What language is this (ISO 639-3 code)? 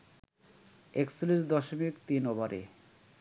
ben